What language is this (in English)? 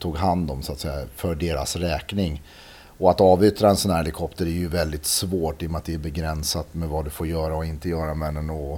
Swedish